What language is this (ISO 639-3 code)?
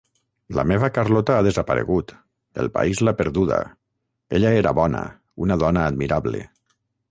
cat